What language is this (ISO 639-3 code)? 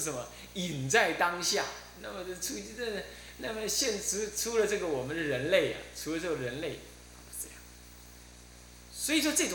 zho